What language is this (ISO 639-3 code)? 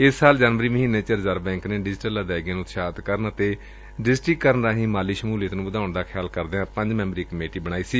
pan